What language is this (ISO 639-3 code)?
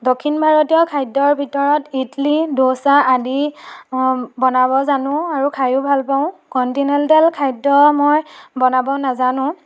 asm